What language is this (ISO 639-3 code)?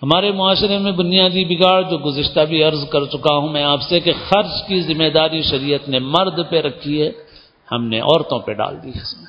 urd